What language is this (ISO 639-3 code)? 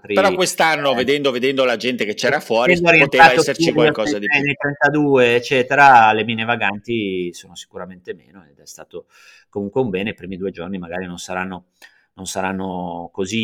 ita